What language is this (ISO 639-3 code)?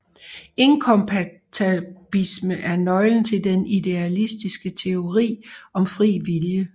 dan